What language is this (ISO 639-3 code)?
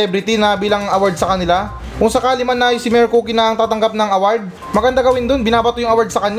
fil